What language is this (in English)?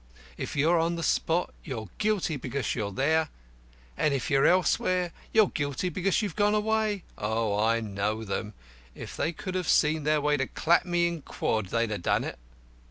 English